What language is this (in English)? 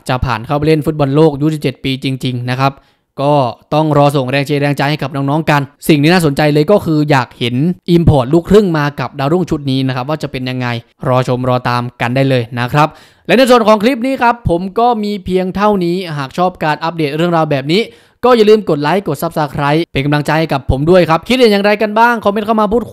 Thai